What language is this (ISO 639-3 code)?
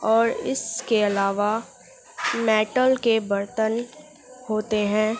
urd